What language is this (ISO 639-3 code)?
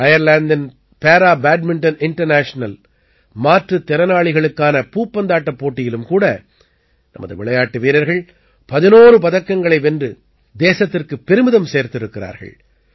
tam